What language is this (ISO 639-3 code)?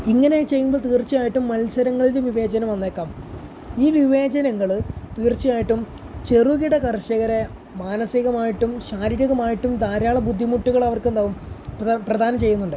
mal